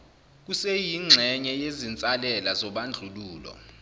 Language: Zulu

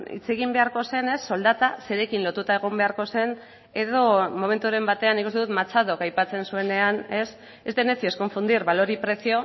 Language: Basque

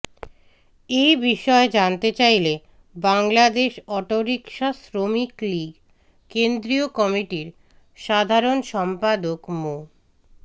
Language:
Bangla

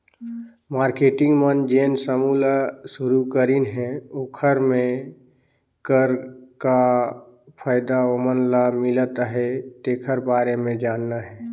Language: Chhattisgarhi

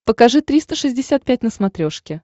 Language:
Russian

